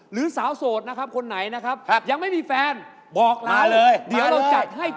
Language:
Thai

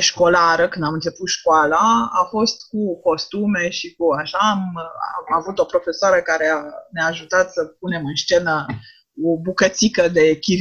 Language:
Romanian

